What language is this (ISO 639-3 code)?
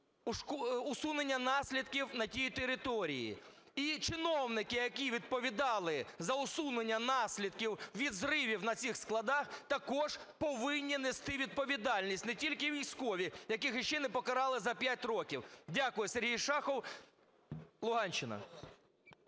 ukr